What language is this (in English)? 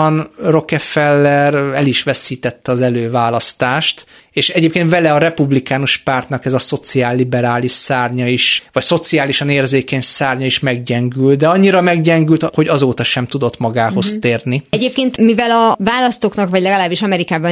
Hungarian